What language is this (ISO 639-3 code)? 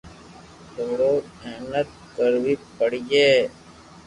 lrk